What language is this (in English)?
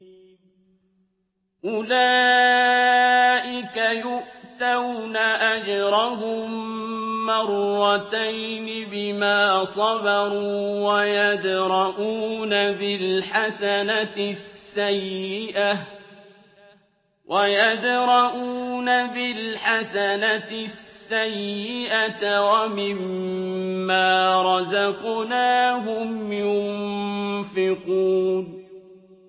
Arabic